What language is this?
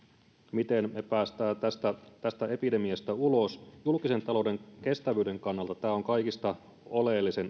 Finnish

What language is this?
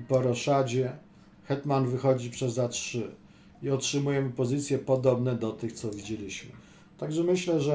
Polish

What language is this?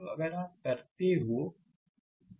Hindi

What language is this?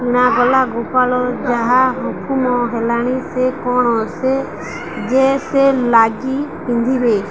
Odia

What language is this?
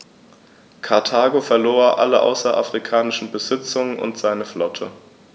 German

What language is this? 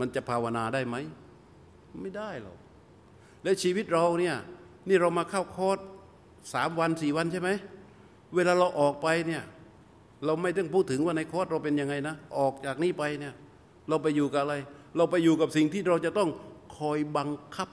Thai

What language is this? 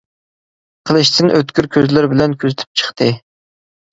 Uyghur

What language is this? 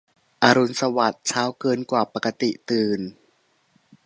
Thai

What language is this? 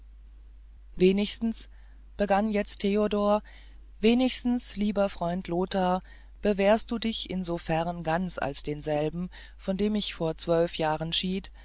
German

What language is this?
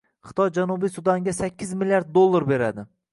Uzbek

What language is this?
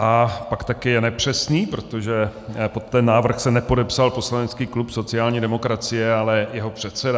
Czech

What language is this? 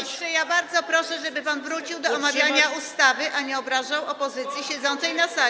Polish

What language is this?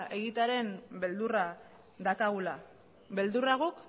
Basque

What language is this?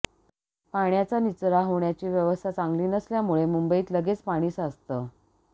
Marathi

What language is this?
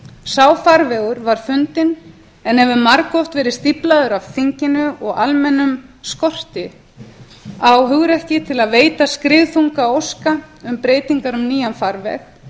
Icelandic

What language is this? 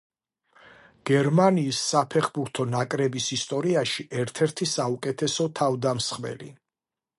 Georgian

